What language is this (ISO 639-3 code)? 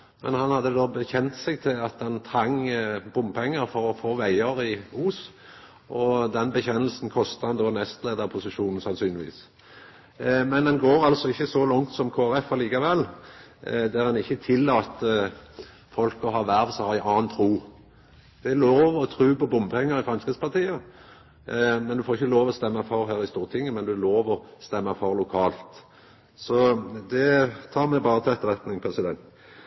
nno